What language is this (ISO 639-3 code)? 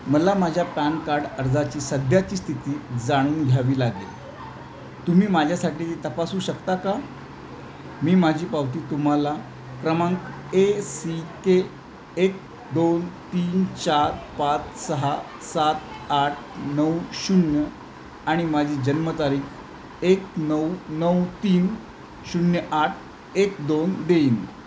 mar